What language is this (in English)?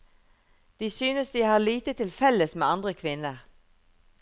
Norwegian